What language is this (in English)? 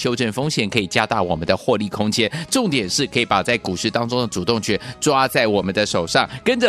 Chinese